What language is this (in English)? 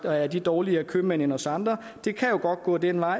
Danish